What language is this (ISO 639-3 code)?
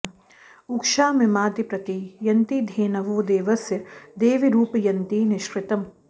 san